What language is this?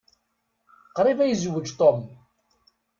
Kabyle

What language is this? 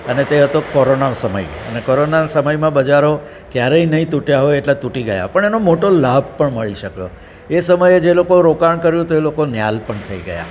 Gujarati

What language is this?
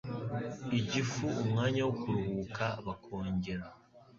Kinyarwanda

